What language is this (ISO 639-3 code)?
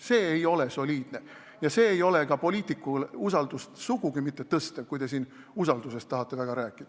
est